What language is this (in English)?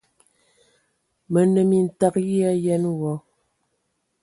Ewondo